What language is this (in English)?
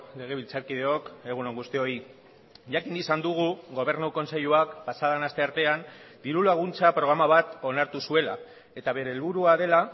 Basque